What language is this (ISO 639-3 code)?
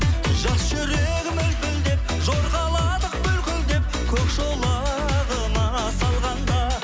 kaz